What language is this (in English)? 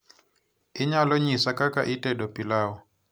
Luo (Kenya and Tanzania)